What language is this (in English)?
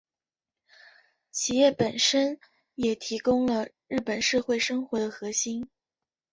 Chinese